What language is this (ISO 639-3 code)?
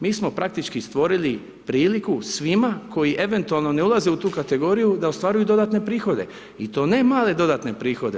hrv